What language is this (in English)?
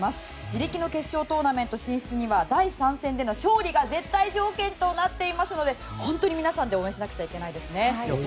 Japanese